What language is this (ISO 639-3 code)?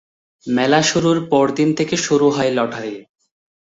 ben